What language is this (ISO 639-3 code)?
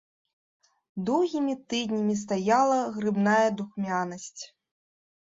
bel